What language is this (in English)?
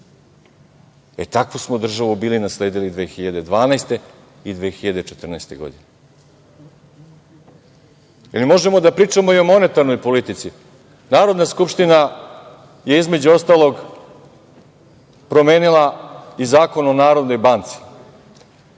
Serbian